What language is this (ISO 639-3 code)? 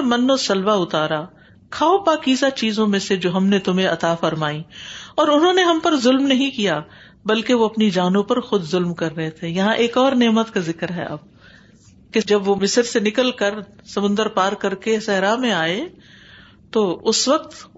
urd